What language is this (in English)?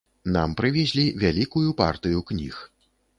Belarusian